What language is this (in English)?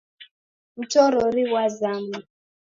Taita